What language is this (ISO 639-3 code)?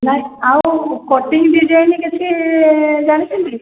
ori